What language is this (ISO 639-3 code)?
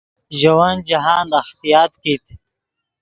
ydg